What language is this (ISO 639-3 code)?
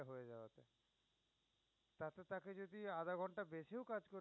ben